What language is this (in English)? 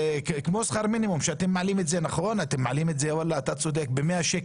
Hebrew